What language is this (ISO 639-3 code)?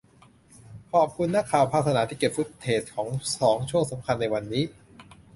tha